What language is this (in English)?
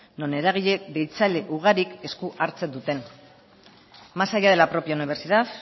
Basque